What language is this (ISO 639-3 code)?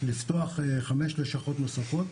heb